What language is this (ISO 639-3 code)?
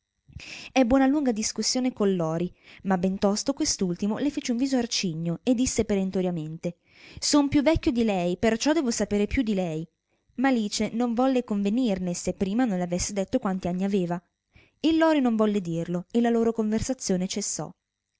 ita